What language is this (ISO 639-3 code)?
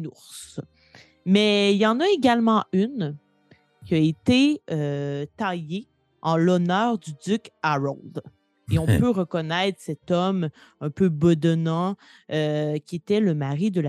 fra